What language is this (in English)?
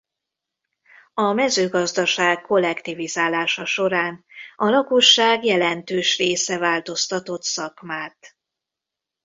Hungarian